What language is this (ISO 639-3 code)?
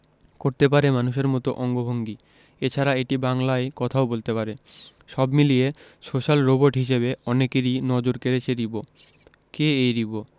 ben